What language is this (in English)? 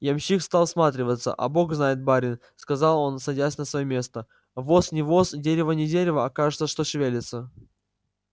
Russian